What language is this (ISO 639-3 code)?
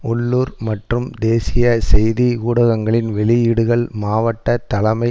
tam